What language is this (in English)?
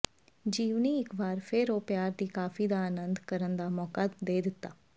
Punjabi